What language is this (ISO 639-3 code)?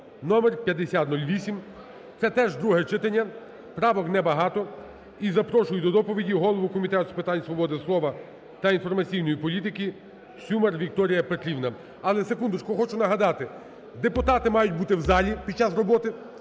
ukr